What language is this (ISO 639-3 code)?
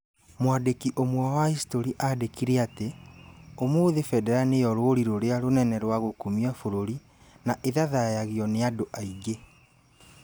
kik